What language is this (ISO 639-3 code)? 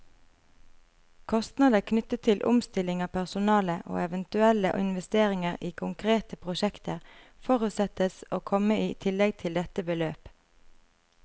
nor